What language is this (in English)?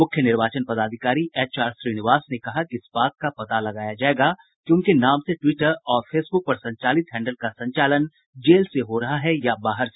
Hindi